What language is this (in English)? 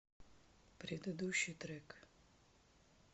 Russian